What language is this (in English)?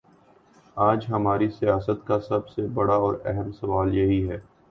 Urdu